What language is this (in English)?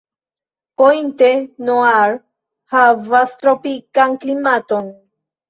Esperanto